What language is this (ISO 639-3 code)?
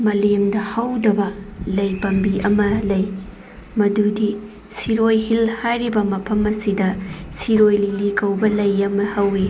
mni